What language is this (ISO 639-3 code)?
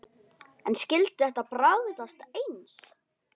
isl